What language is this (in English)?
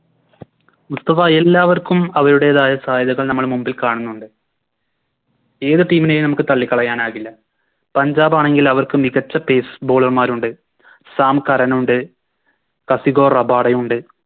Malayalam